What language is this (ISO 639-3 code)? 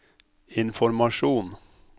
nor